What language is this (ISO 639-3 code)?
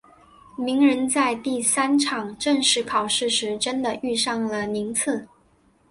zho